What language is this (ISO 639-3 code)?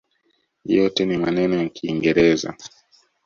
swa